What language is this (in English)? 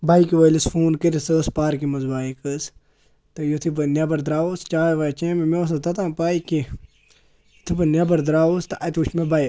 Kashmiri